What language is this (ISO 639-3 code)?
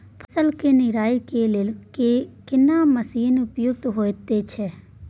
mai